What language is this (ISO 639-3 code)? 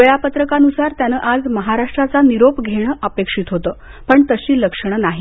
mar